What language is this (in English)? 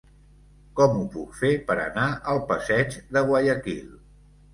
Catalan